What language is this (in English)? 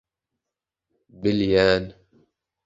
Turkmen